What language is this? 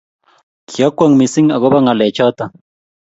Kalenjin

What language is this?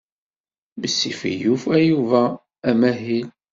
Kabyle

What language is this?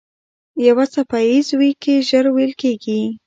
Pashto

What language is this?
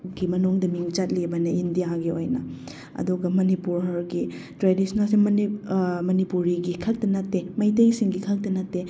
Manipuri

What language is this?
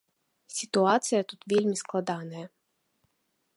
Belarusian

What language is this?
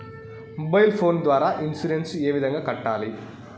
Telugu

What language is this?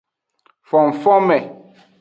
Aja (Benin)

